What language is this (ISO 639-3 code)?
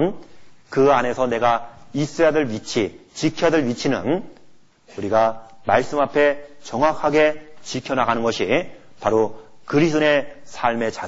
kor